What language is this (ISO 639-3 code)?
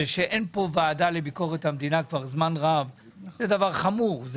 heb